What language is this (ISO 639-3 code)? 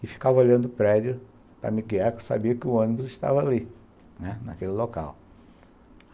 por